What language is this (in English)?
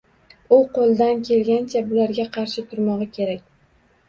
Uzbek